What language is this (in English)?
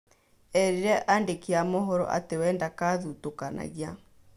Kikuyu